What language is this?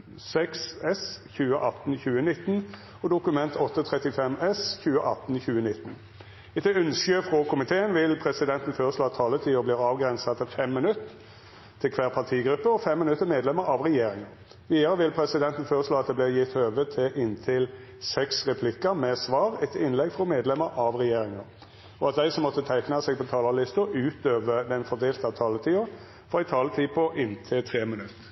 Norwegian Nynorsk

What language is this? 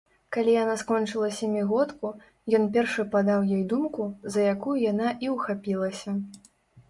Belarusian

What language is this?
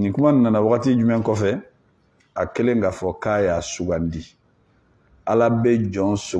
Arabic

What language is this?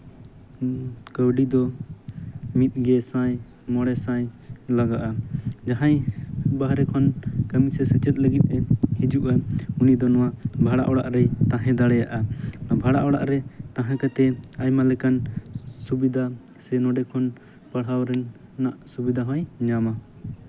Santali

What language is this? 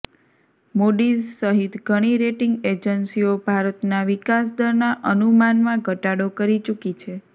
Gujarati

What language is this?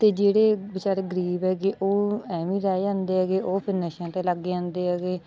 Punjabi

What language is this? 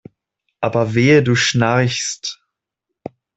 German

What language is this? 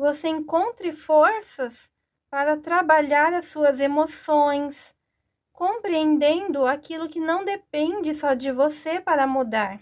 Portuguese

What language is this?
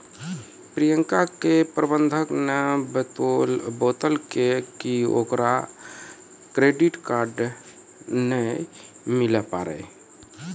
Maithili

